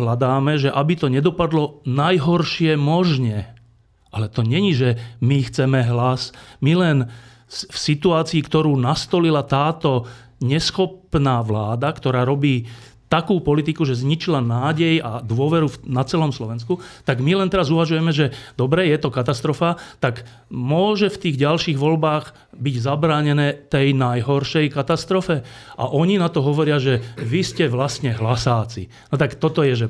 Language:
Slovak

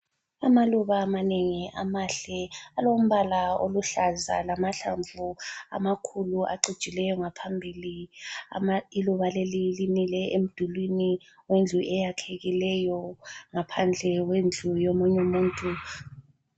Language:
North Ndebele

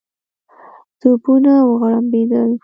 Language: Pashto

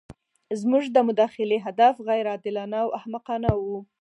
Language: Pashto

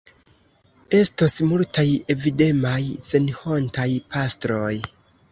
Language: Esperanto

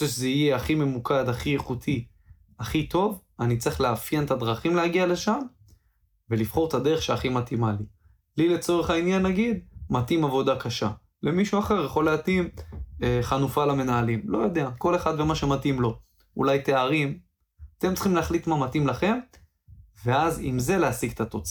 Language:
Hebrew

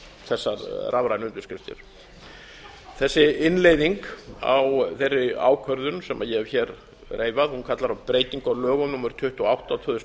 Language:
Icelandic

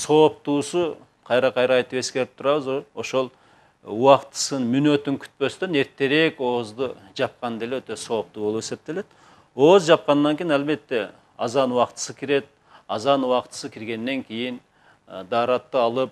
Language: Turkish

